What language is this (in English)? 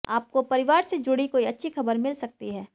Hindi